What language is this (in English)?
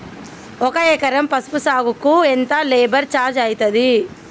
Telugu